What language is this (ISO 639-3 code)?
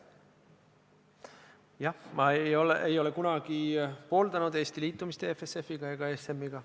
est